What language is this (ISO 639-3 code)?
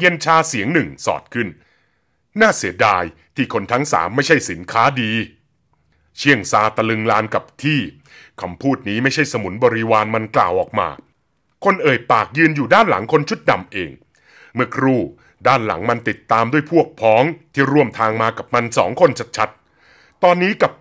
tha